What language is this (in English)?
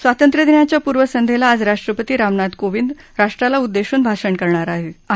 Marathi